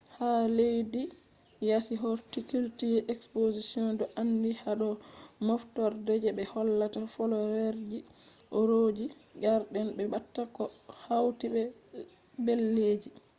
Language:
Fula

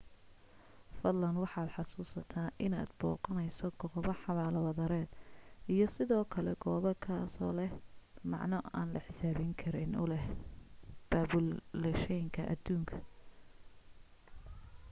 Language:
Somali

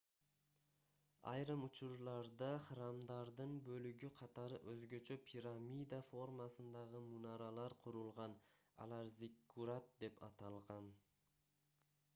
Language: Kyrgyz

